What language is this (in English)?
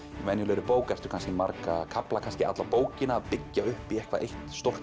Icelandic